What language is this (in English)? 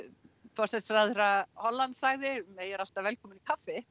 Icelandic